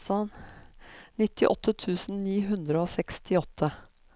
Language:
Norwegian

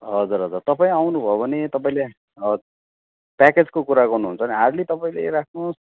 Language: Nepali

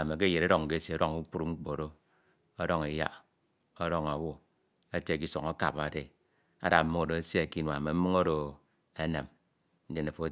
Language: Ito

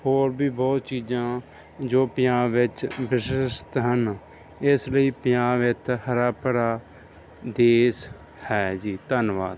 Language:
Punjabi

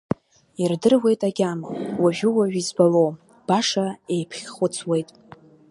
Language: Abkhazian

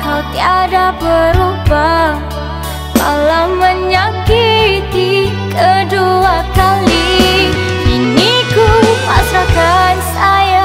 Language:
Indonesian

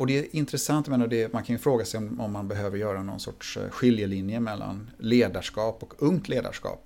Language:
Swedish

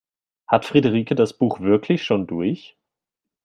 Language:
German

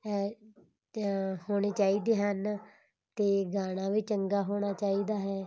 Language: Punjabi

